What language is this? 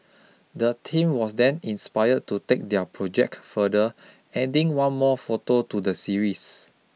English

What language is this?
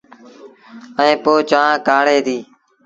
Sindhi Bhil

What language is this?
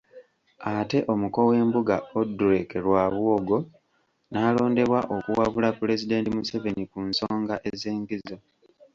Ganda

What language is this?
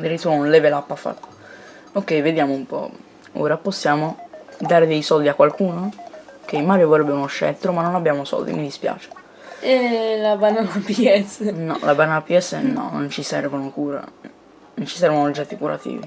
Italian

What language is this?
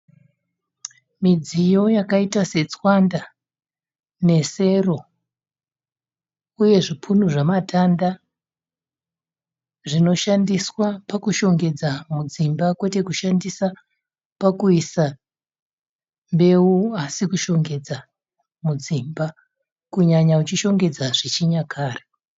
Shona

